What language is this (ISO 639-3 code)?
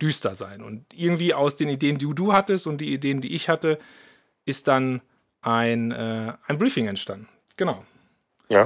deu